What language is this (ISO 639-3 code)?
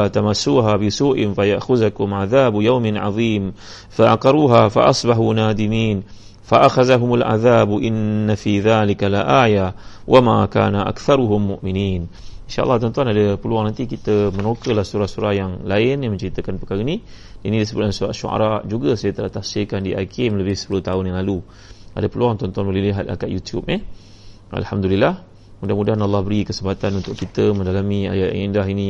msa